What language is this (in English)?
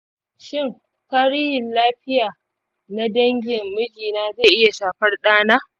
Hausa